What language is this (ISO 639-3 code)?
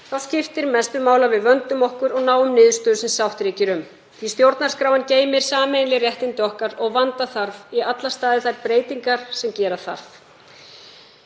isl